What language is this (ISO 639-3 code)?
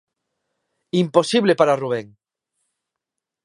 glg